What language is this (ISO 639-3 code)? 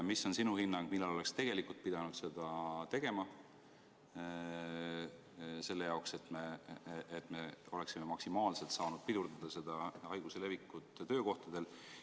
est